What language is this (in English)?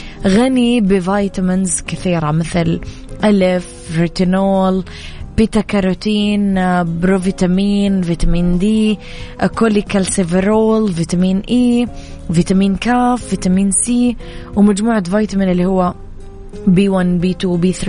Arabic